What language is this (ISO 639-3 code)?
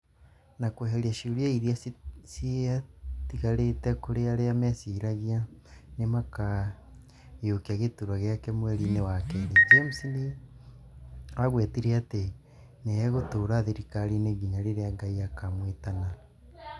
kik